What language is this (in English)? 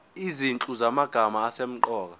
Zulu